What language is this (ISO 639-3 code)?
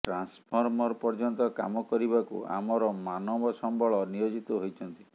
ori